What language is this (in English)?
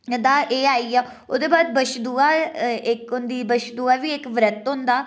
Dogri